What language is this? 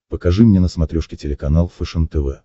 Russian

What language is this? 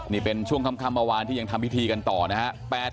Thai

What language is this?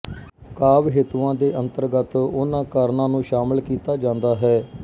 Punjabi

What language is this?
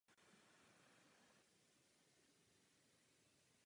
Czech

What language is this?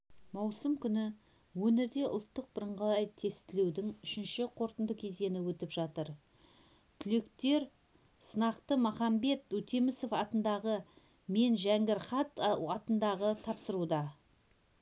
Kazakh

